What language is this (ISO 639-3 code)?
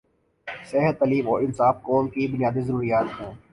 urd